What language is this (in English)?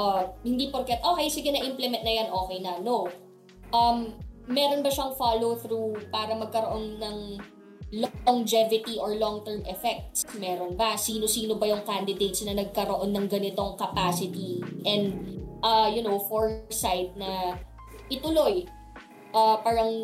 Filipino